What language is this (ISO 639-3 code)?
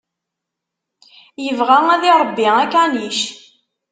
kab